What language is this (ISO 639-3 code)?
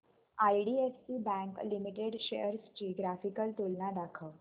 mar